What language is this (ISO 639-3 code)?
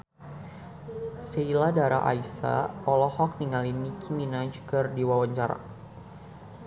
sun